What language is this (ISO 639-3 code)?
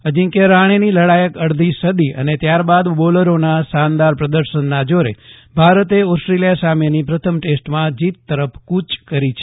guj